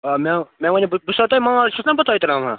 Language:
Kashmiri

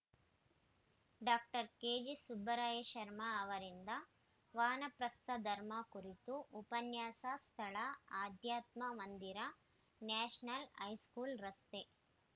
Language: Kannada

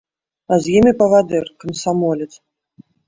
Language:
Belarusian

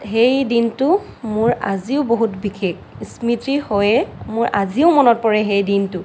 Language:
Assamese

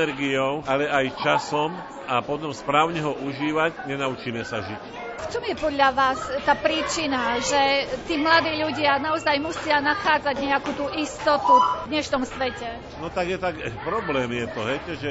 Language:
Slovak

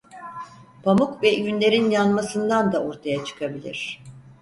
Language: Turkish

